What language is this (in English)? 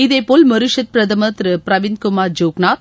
Tamil